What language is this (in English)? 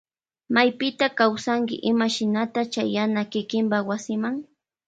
Loja Highland Quichua